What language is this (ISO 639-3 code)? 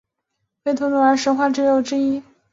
zho